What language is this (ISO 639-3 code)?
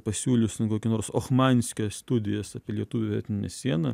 lit